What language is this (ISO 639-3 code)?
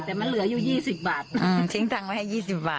tha